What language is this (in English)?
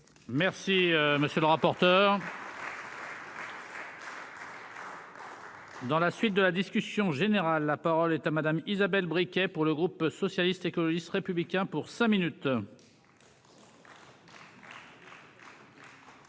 French